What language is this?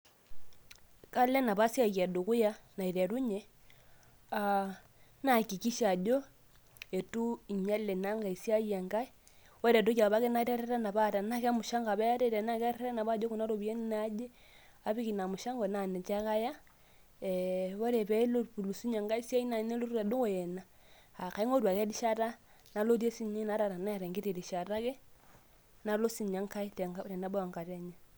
Masai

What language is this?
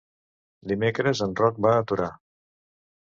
Catalan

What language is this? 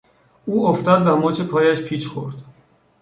Persian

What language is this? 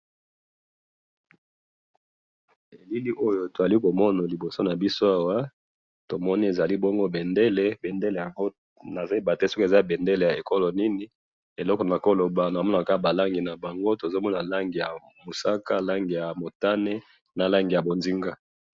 Lingala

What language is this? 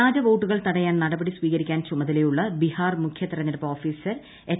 Malayalam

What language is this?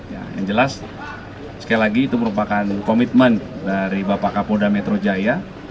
Indonesian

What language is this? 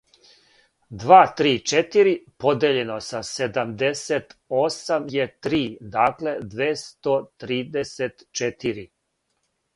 Serbian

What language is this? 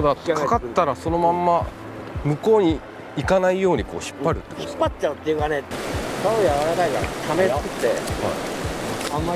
Japanese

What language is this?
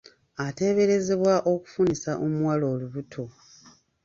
Ganda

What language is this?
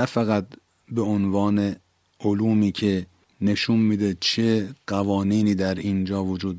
Persian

